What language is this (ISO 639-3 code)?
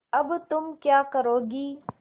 hin